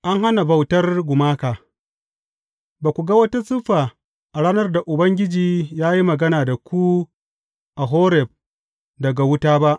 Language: Hausa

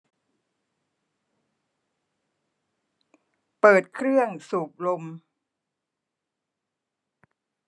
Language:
Thai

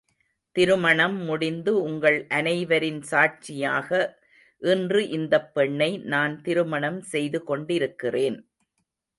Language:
Tamil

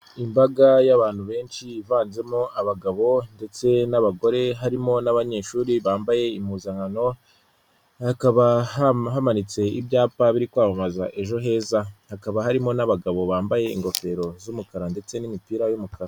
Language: Kinyarwanda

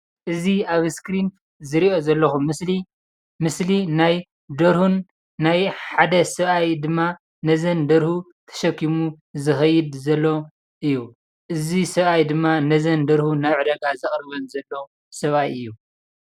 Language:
Tigrinya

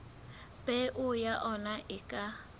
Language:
Southern Sotho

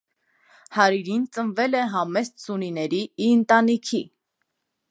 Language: Armenian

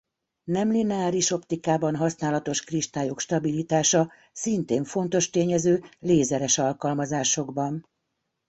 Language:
Hungarian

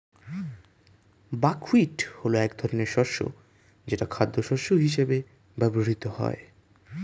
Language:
Bangla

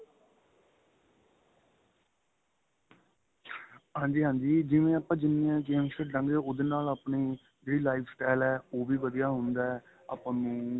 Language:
Punjabi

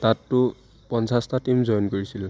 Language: Assamese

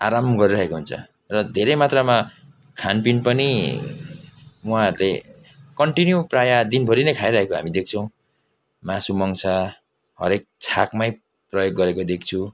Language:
Nepali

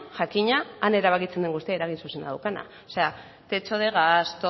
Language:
Basque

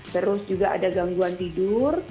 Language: Indonesian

